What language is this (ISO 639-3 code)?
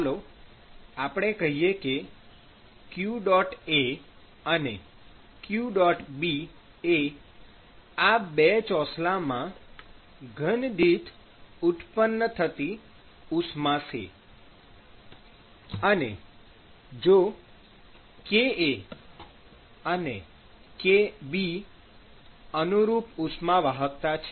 guj